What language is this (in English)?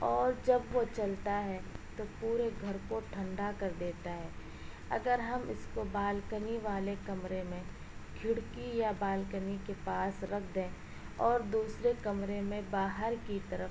Urdu